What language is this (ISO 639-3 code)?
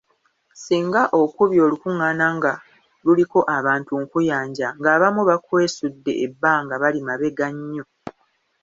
lug